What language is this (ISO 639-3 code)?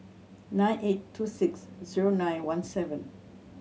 eng